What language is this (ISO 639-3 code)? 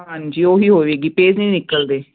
pan